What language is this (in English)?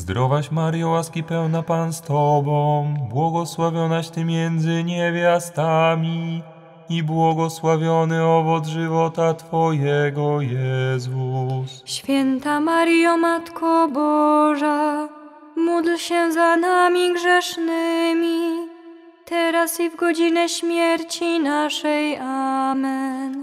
Polish